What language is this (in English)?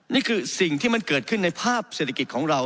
Thai